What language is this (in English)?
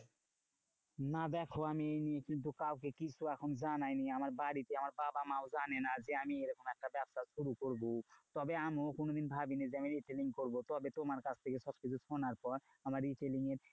Bangla